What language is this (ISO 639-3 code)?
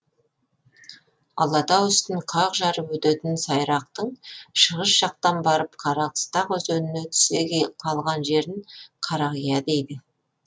kaz